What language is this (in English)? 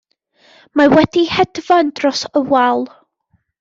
Welsh